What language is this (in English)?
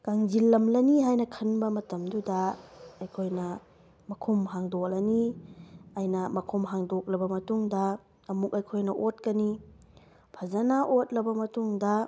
Manipuri